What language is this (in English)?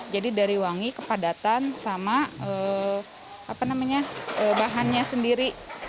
Indonesian